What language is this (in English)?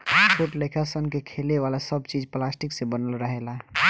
Bhojpuri